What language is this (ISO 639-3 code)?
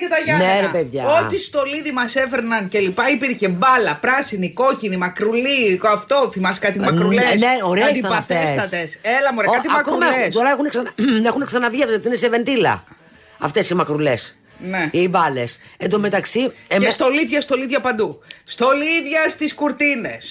ell